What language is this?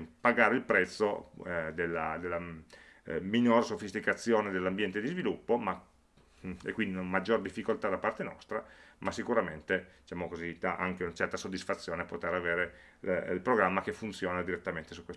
Italian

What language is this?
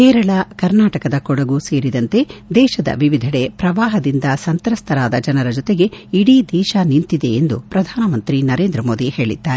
Kannada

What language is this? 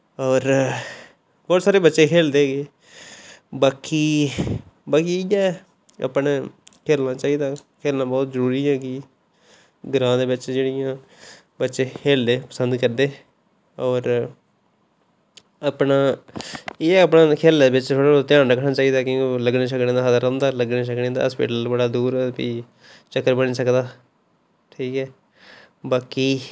Dogri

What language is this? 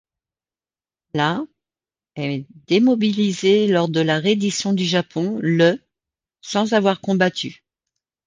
French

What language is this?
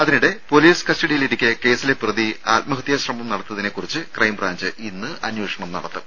Malayalam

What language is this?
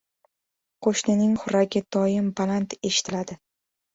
Uzbek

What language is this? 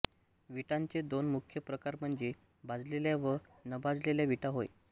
Marathi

